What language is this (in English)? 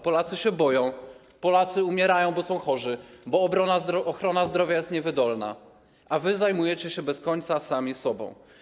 Polish